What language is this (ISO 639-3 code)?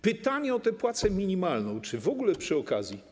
pol